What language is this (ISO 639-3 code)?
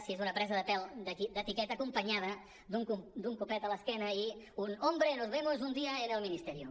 cat